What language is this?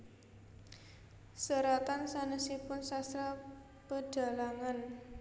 Javanese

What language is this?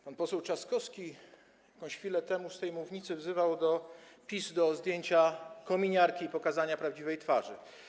Polish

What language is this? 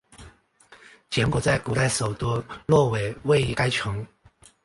Chinese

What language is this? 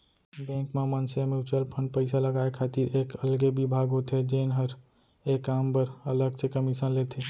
Chhattisgarhi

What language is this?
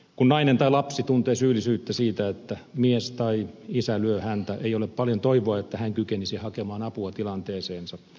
Finnish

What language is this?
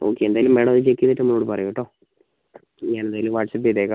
Malayalam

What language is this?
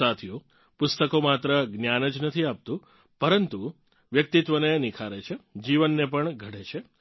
Gujarati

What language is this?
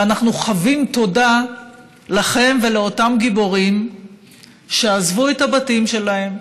Hebrew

